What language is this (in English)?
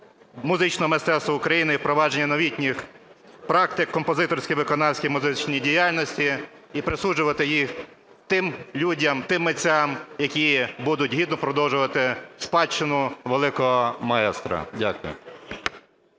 Ukrainian